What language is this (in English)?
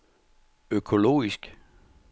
Danish